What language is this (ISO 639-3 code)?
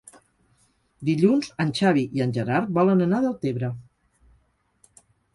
cat